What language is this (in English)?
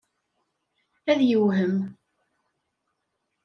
Kabyle